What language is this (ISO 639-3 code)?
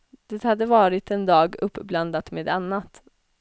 swe